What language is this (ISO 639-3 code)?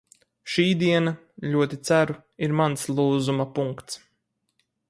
lav